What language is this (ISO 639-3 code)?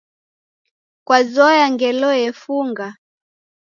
dav